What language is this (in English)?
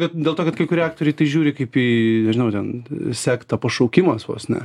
Lithuanian